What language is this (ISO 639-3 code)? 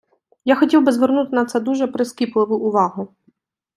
ukr